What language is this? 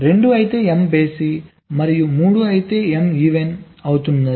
Telugu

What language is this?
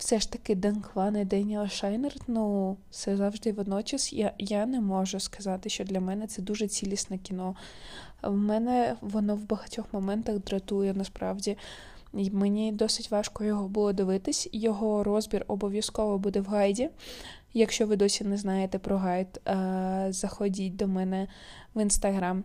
Ukrainian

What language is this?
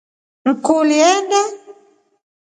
Rombo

